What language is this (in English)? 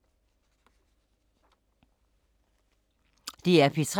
Danish